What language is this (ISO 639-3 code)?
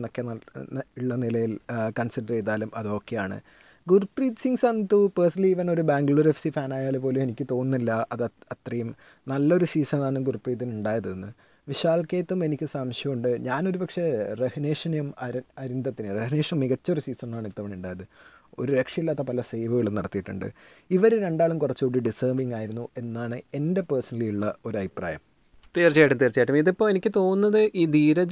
mal